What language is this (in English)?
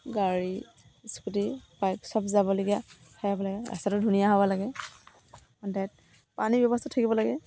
Assamese